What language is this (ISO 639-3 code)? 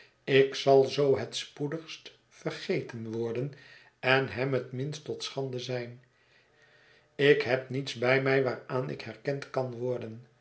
nld